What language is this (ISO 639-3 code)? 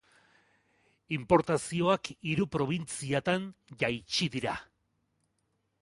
eus